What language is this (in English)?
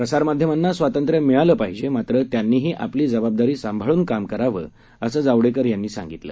Marathi